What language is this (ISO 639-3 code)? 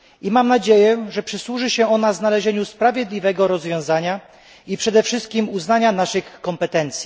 pol